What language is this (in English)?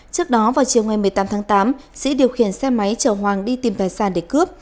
Vietnamese